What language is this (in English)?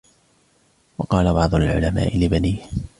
Arabic